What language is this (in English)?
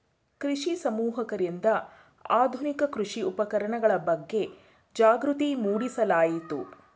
Kannada